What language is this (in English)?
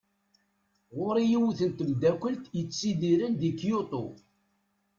Kabyle